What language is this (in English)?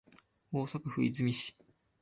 Japanese